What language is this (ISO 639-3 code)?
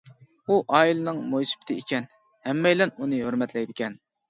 uig